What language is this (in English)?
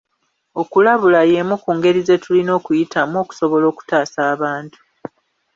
Ganda